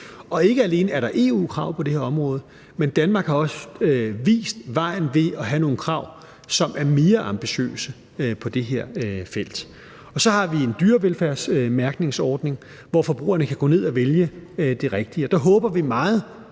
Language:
Danish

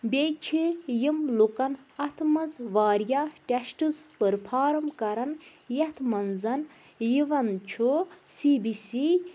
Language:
Kashmiri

